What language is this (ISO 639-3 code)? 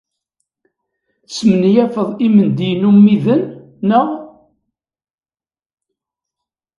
kab